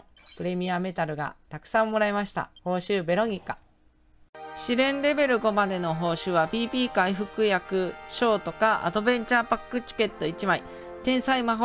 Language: Japanese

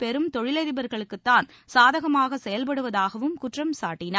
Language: Tamil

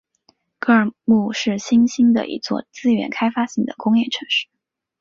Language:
Chinese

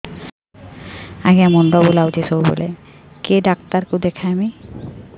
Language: Odia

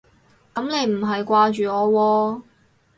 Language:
Cantonese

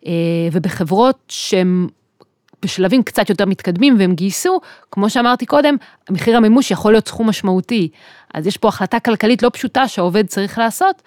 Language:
Hebrew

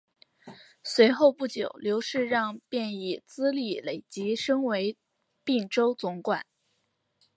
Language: Chinese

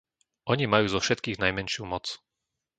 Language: Slovak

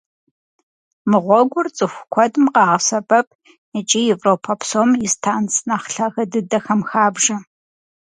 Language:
Kabardian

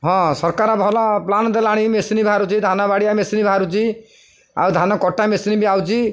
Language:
Odia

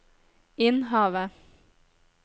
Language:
Norwegian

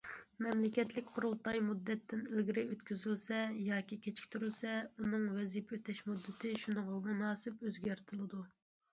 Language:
Uyghur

